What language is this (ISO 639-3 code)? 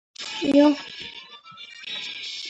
kat